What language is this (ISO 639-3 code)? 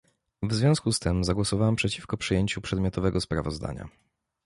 pol